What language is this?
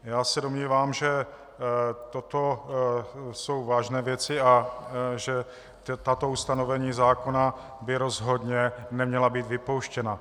Czech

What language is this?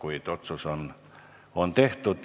Estonian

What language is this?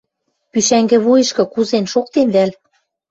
Western Mari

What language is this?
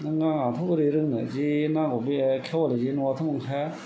Bodo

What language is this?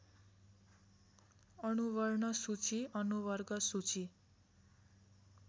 Nepali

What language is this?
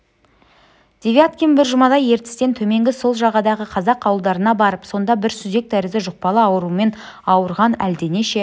Kazakh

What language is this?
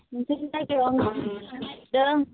Bodo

